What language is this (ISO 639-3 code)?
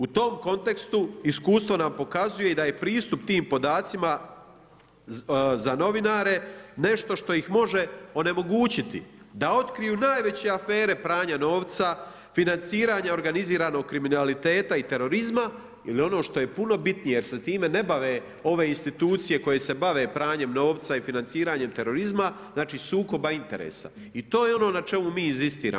hrv